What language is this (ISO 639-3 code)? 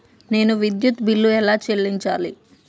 tel